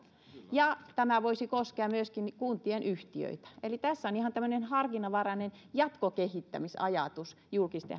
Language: Finnish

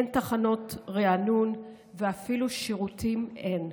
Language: Hebrew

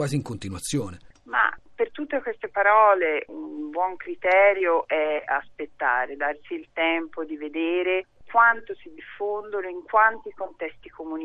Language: Italian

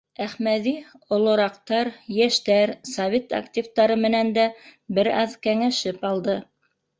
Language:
Bashkir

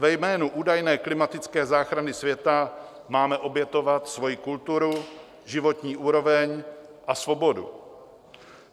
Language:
Czech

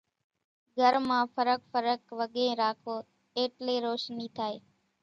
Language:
Kachi Koli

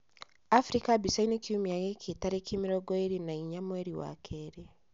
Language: Kikuyu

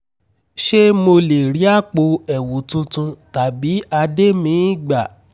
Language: Yoruba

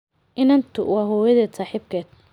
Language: Somali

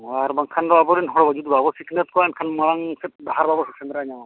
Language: Santali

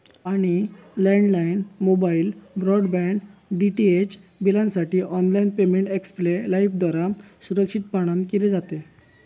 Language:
Marathi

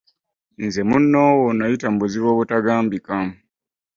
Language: Ganda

